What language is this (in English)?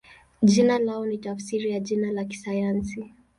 Swahili